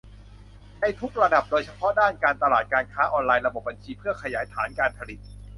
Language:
Thai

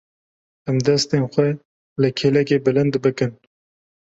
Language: Kurdish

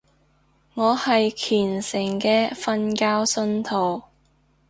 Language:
Cantonese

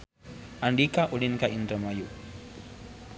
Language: Sundanese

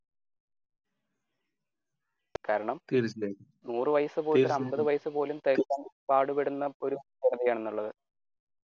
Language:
Malayalam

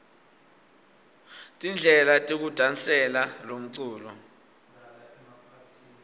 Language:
Swati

